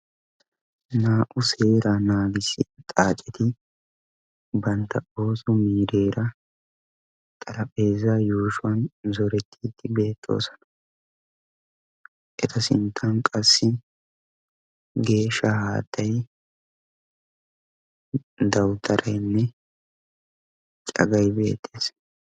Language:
Wolaytta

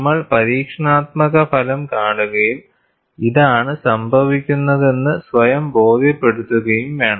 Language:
Malayalam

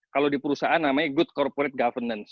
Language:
Indonesian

